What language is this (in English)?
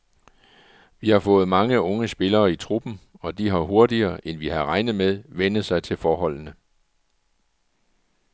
Danish